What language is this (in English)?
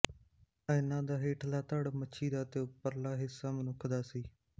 Punjabi